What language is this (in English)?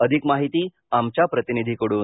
Marathi